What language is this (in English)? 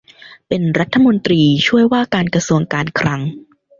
Thai